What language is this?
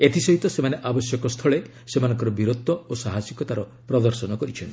Odia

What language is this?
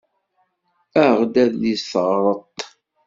Kabyle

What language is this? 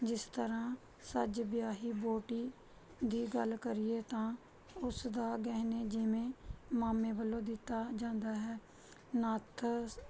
Punjabi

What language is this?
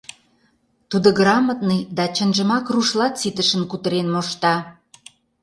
Mari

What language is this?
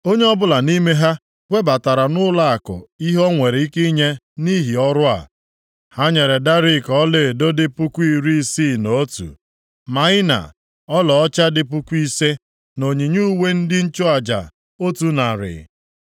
Igbo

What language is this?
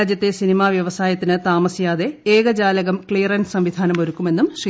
Malayalam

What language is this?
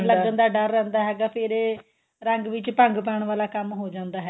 Punjabi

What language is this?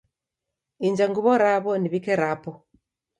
Taita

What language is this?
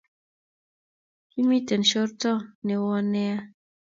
Kalenjin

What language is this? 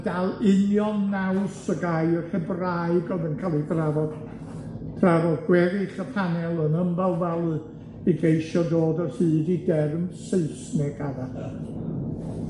Welsh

